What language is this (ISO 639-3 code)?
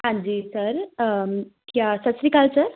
pan